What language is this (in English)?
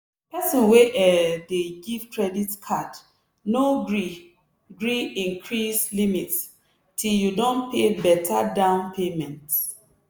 Nigerian Pidgin